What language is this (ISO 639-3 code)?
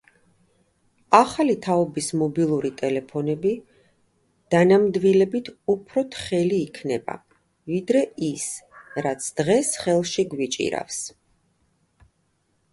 kat